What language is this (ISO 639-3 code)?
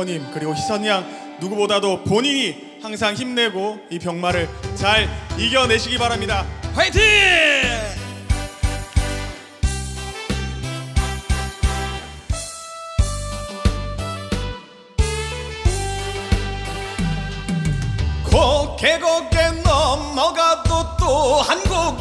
kor